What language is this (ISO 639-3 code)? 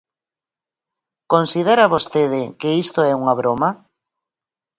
glg